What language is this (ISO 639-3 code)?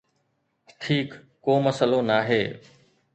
snd